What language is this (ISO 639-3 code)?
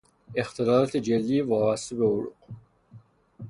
fas